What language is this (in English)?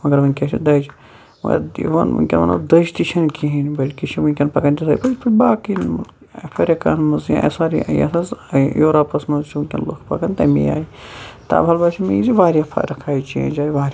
Kashmiri